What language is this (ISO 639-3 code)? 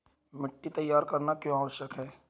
hin